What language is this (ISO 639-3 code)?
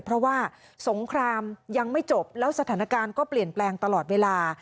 tha